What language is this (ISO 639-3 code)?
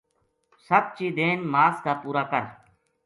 gju